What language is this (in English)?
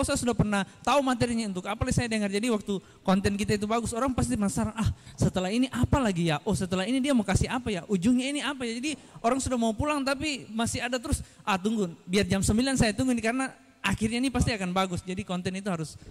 Indonesian